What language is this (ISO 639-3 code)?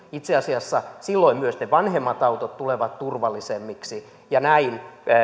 fin